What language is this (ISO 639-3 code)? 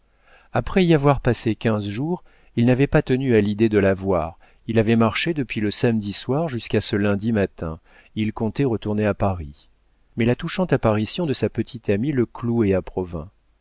fra